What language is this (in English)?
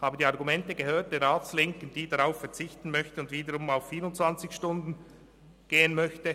Swiss German